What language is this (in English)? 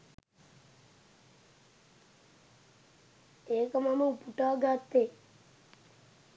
Sinhala